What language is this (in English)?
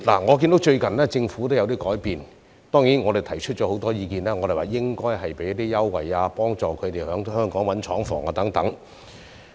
Cantonese